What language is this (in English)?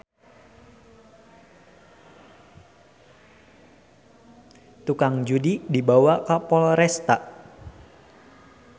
Sundanese